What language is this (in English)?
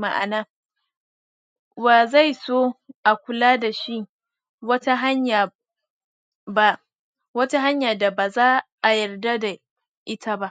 Hausa